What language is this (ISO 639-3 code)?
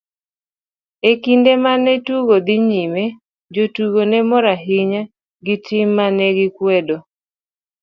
luo